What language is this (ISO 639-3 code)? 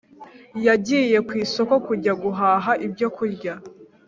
kin